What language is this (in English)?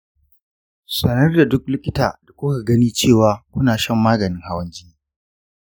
Hausa